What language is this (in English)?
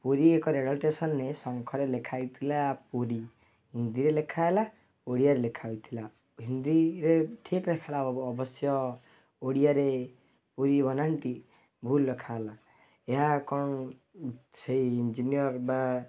Odia